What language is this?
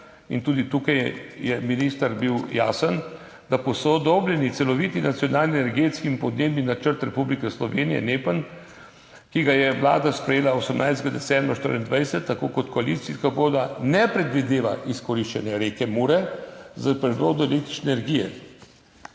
Slovenian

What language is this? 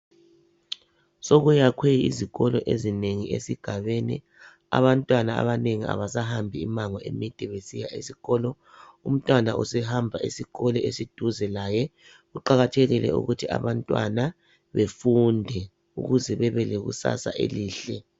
North Ndebele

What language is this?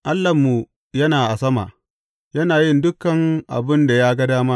Hausa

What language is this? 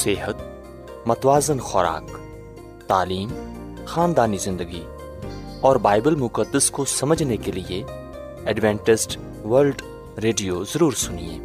Urdu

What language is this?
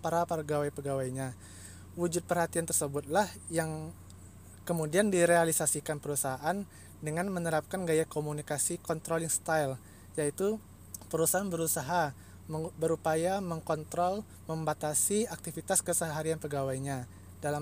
Indonesian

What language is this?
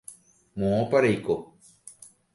Guarani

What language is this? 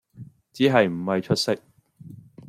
Cantonese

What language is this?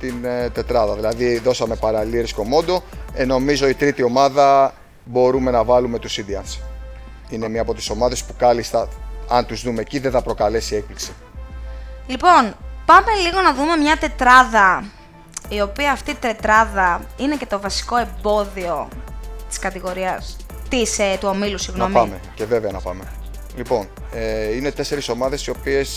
Greek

